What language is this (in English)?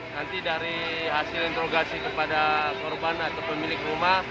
Indonesian